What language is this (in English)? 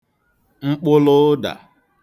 Igbo